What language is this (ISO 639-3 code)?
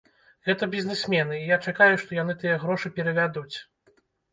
bel